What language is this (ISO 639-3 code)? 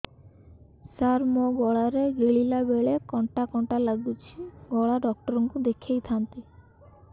ori